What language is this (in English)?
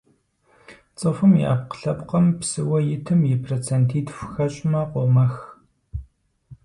Kabardian